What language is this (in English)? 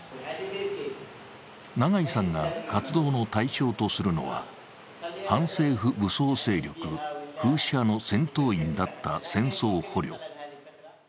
Japanese